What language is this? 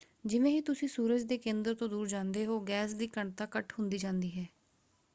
Punjabi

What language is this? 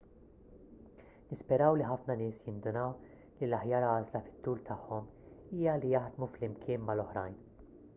Maltese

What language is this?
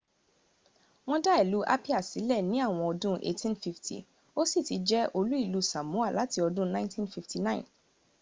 Yoruba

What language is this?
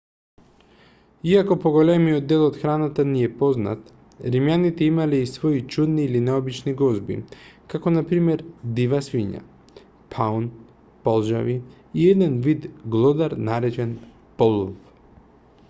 Macedonian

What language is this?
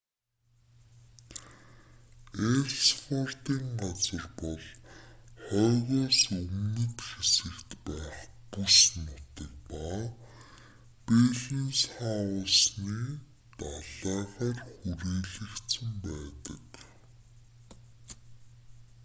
Mongolian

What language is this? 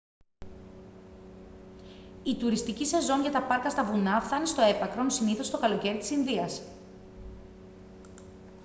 Greek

